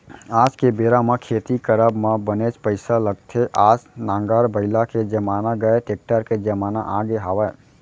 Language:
Chhattisgarhi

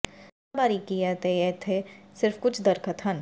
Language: Punjabi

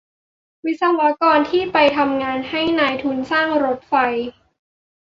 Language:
Thai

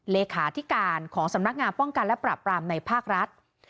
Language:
Thai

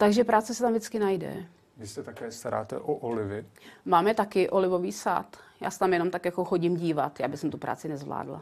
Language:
Czech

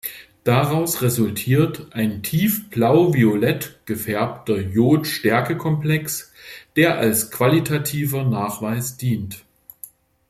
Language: German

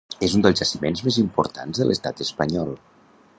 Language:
Catalan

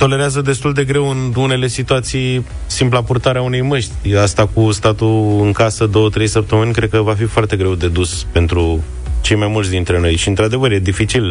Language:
Romanian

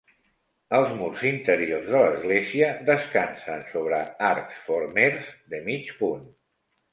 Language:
Catalan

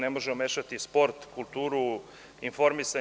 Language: Serbian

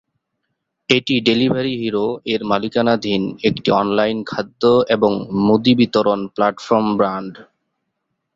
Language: Bangla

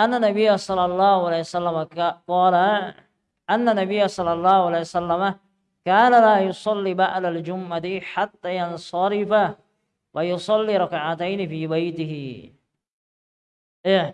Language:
Indonesian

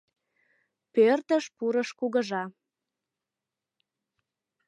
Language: Mari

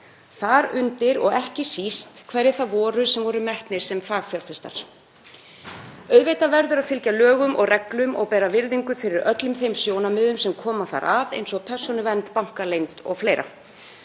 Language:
Icelandic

